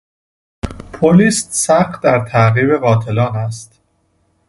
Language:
Persian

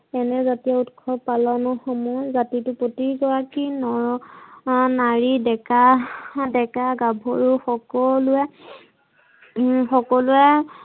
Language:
Assamese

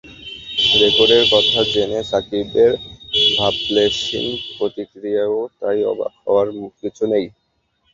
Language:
Bangla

